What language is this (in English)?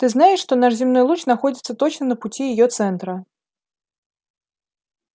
Russian